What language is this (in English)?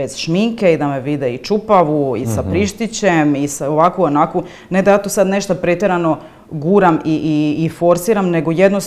Croatian